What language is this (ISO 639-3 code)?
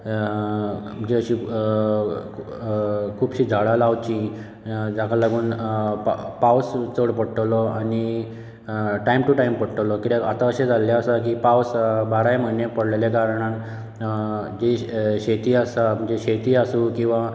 kok